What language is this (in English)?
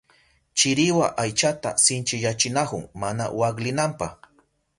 Southern Pastaza Quechua